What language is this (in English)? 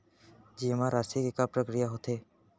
Chhattisgarhi